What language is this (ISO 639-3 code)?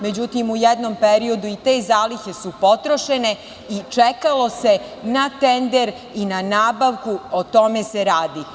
srp